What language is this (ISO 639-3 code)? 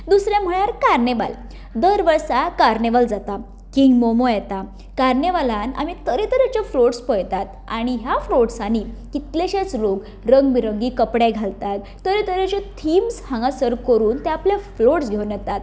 kok